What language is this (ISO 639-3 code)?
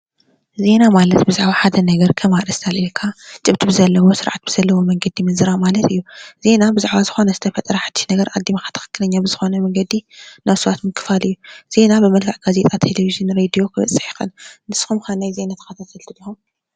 tir